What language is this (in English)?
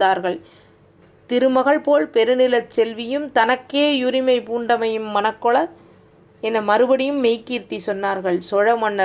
Tamil